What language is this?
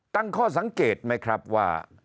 Thai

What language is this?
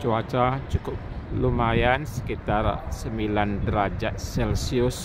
Indonesian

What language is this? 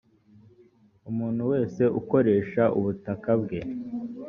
Kinyarwanda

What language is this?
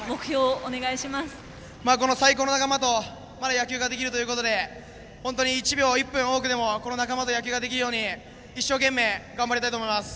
Japanese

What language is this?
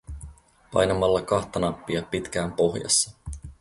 Finnish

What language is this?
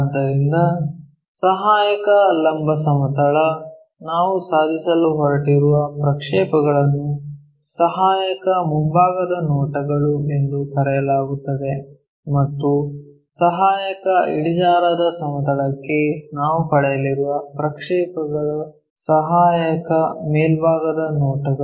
Kannada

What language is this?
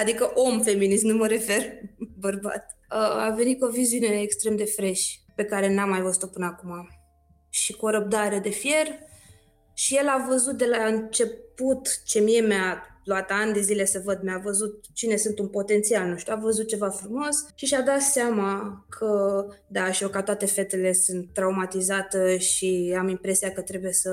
Romanian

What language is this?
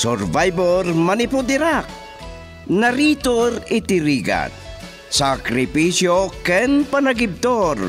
Filipino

